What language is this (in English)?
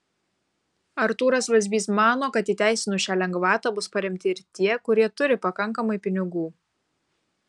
Lithuanian